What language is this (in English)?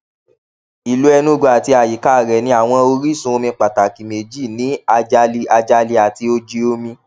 Yoruba